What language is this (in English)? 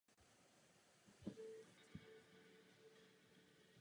Czech